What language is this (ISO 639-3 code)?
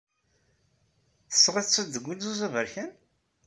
kab